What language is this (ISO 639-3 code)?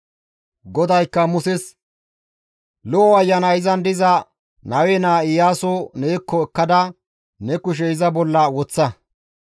gmv